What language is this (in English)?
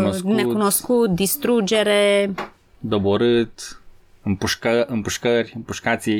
Romanian